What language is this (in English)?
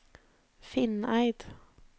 Norwegian